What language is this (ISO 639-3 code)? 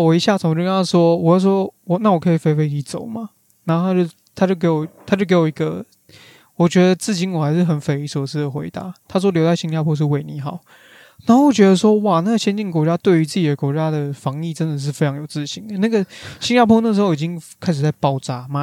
zho